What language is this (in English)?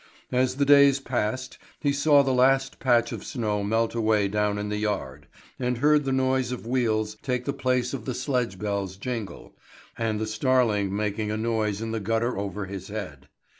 English